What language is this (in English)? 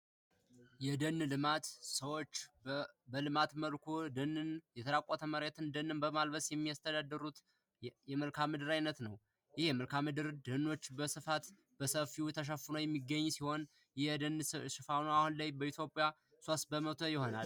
Amharic